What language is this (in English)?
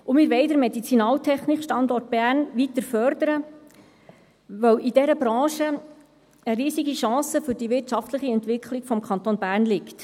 Swiss German